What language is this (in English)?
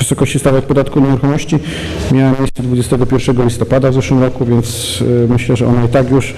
Polish